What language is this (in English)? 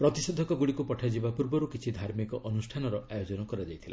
Odia